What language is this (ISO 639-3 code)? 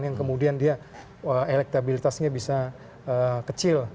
ind